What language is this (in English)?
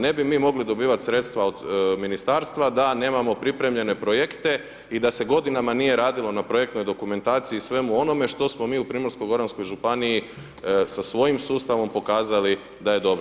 Croatian